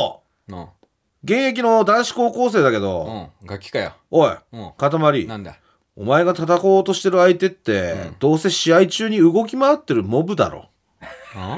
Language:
Japanese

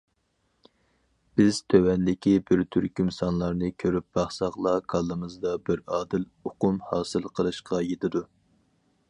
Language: Uyghur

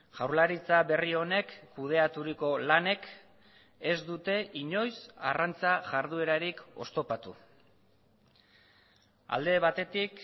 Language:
Basque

